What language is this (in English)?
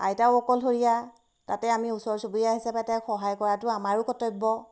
Assamese